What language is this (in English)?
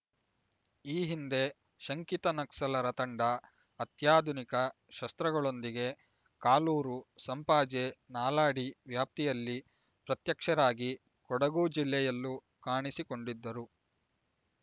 Kannada